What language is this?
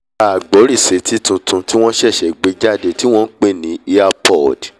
Yoruba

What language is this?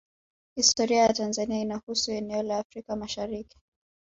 Swahili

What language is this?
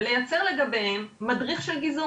Hebrew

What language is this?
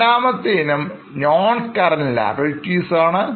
Malayalam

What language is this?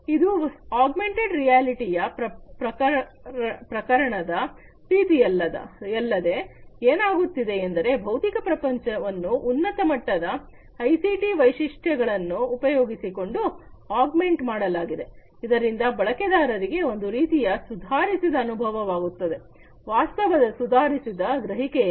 Kannada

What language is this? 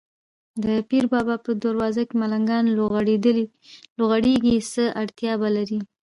Pashto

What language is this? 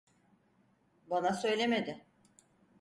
Turkish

